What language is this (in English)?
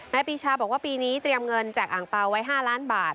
Thai